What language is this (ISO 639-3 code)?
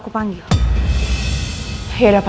ind